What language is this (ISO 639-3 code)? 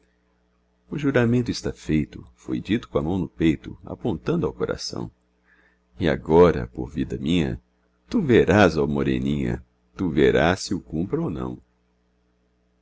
por